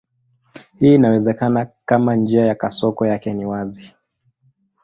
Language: Swahili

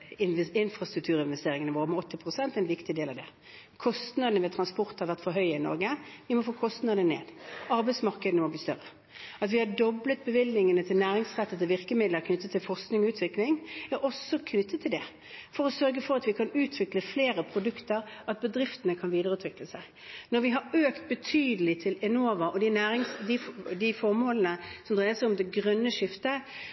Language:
Norwegian Bokmål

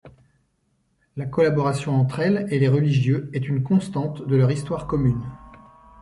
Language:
French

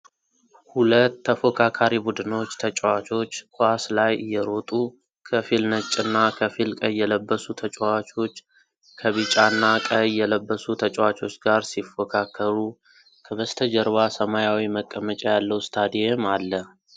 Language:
Amharic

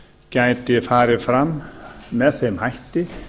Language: Icelandic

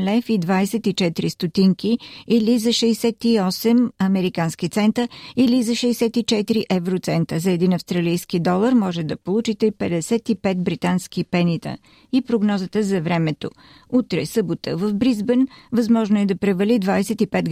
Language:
Bulgarian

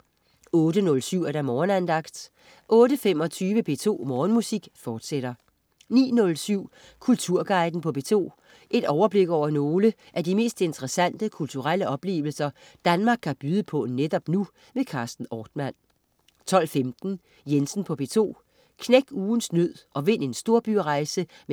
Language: Danish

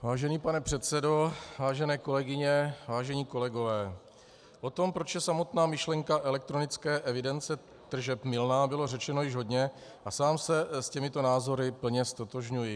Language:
Czech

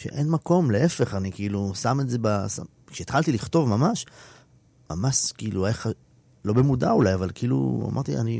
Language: Hebrew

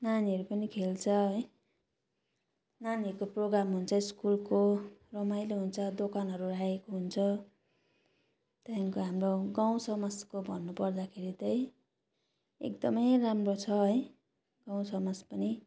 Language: Nepali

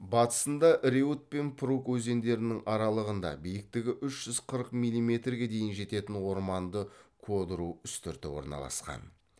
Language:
Kazakh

